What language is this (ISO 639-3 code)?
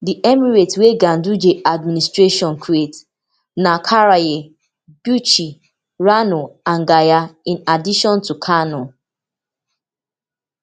pcm